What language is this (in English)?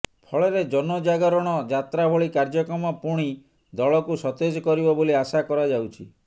Odia